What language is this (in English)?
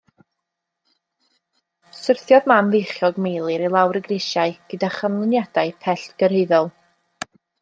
Welsh